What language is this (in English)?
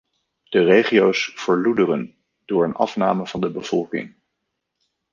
Dutch